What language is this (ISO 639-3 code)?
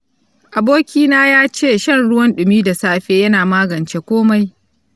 hau